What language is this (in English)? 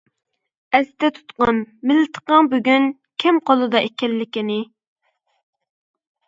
Uyghur